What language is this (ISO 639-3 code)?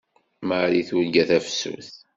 kab